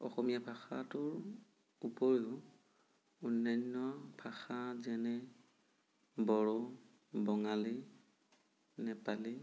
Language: Assamese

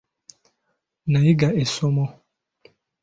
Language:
Ganda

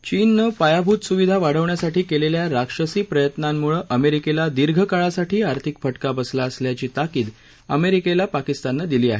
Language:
Marathi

